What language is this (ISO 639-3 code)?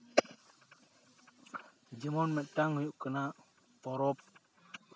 sat